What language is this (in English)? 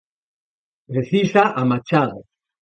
Galician